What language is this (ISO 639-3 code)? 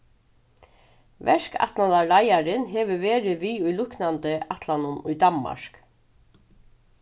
fao